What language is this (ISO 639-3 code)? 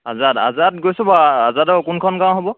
asm